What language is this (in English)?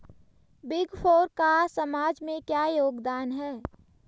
Hindi